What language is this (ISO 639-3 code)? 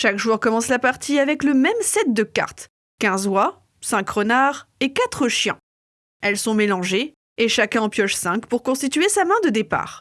fra